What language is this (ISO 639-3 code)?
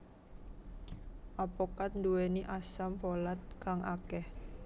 jav